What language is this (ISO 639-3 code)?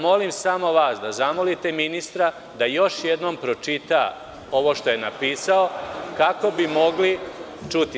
srp